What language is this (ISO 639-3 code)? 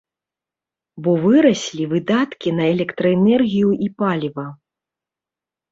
bel